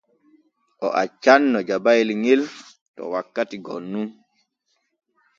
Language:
Borgu Fulfulde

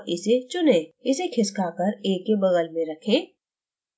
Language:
Hindi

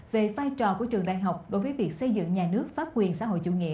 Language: Vietnamese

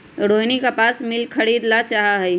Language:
Magahi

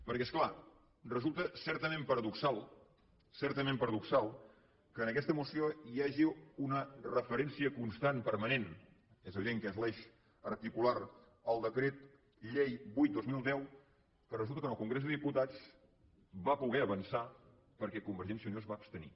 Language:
Catalan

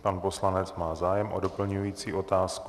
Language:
Czech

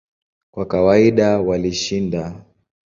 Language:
Swahili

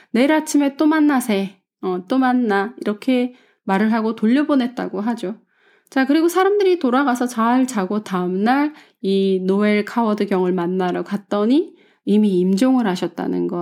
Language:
Korean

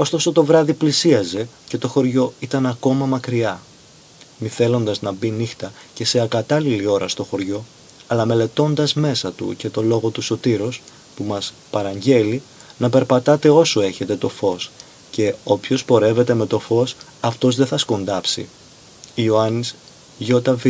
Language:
Greek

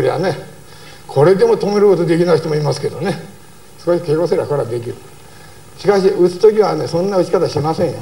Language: Japanese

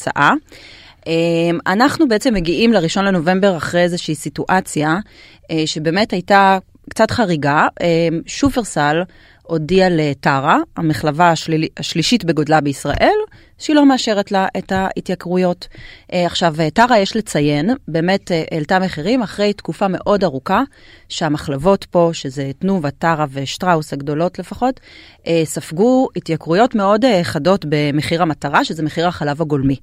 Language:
Hebrew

